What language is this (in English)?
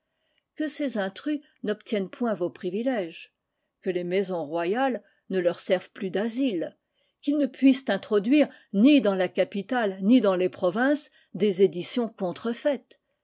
French